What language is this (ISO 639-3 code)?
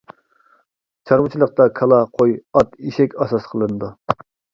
uig